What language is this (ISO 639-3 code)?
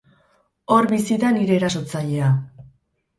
eus